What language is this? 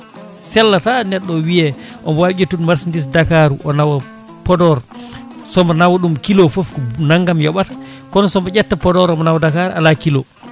Fula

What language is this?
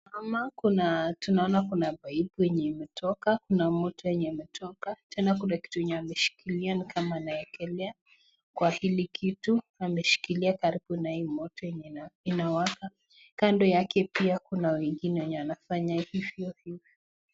Swahili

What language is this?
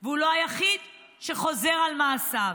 Hebrew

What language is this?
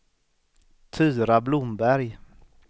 Swedish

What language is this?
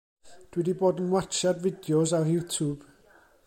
Welsh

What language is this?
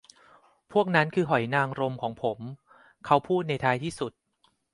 Thai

